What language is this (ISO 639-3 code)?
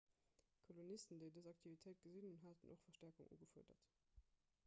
ltz